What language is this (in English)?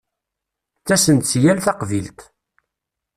Kabyle